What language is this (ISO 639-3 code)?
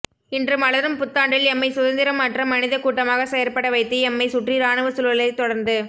tam